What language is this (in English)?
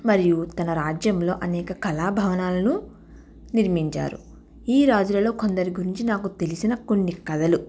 Telugu